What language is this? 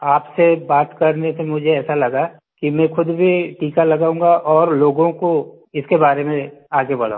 Hindi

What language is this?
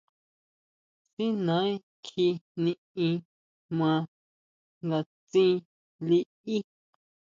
Huautla Mazatec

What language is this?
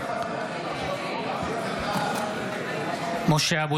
Hebrew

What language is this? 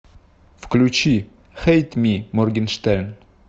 Russian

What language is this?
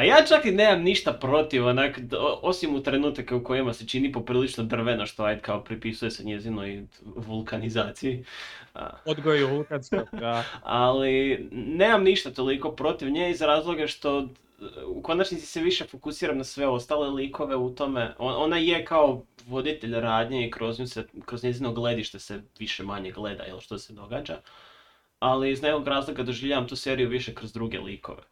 Croatian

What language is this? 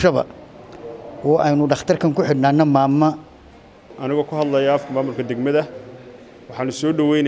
Arabic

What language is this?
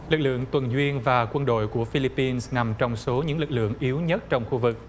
Vietnamese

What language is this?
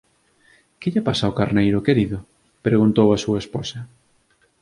Galician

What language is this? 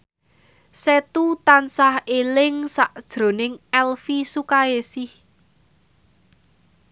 Javanese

